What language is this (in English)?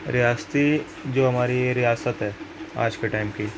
Urdu